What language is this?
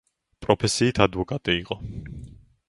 Georgian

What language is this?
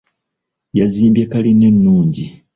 Ganda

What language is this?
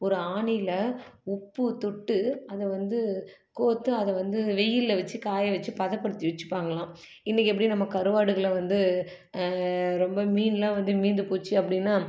Tamil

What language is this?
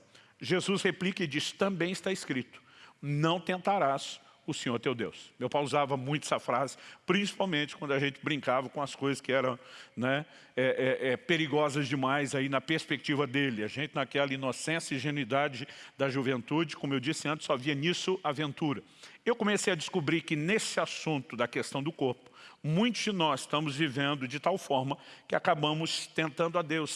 Portuguese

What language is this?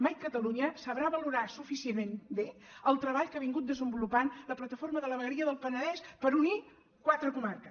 Catalan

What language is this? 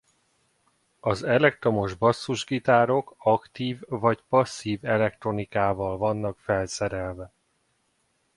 Hungarian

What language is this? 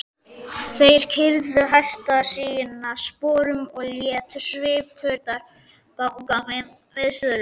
Icelandic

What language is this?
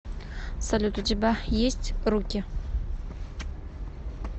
Russian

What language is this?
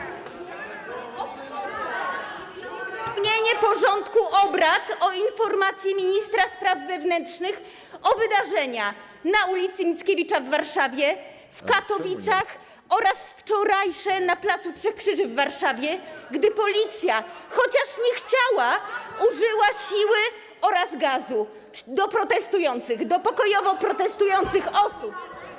Polish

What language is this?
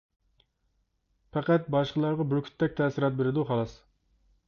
Uyghur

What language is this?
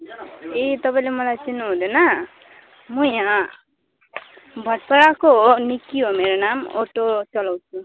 Nepali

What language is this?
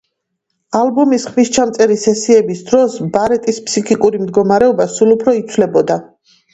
Georgian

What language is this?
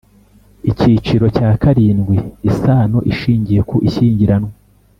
Kinyarwanda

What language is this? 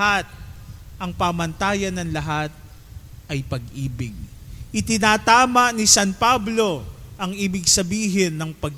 Filipino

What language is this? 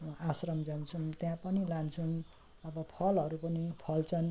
Nepali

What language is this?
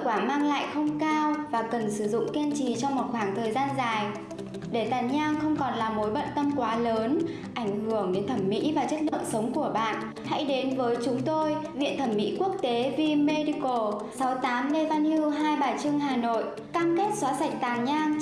Vietnamese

